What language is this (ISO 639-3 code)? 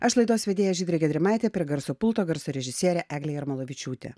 lit